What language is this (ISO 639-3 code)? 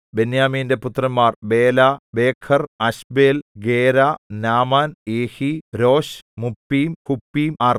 mal